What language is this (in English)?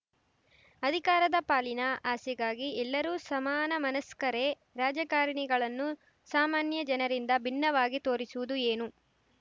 Kannada